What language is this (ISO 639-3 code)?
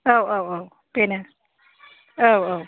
brx